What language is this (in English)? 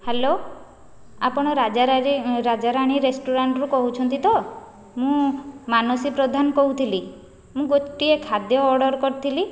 Odia